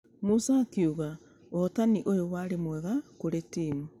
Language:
Kikuyu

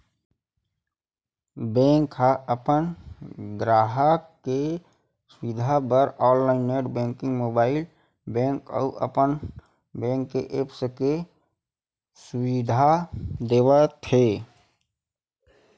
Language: Chhattisgarhi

